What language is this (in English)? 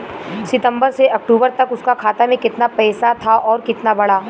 Bhojpuri